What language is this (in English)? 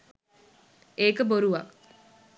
Sinhala